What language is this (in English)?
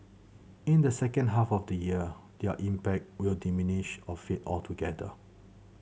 English